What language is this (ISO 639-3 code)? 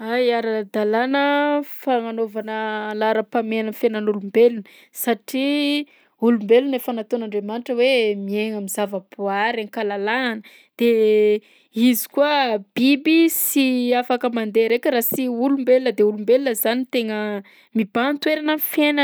bzc